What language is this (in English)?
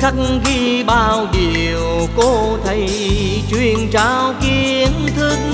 Vietnamese